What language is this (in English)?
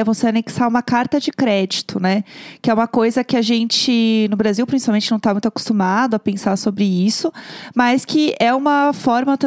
Portuguese